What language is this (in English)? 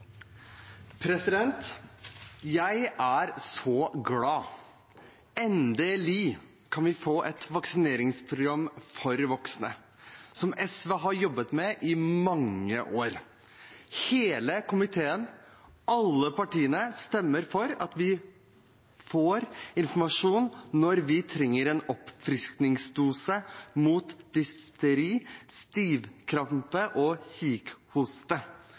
Norwegian